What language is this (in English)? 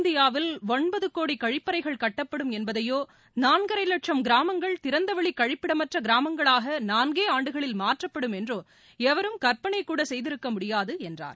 Tamil